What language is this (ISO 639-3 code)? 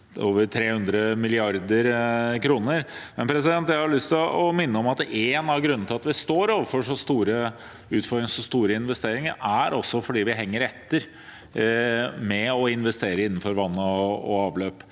nor